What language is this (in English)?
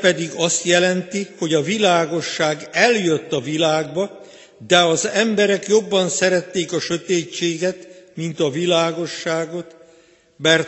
Hungarian